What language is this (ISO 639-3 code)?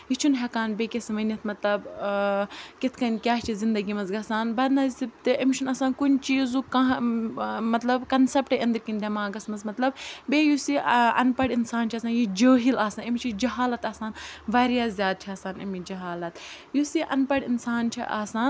kas